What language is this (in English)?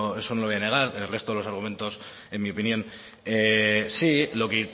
Spanish